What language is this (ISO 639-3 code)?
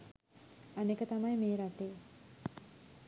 sin